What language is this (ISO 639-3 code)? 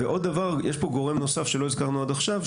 heb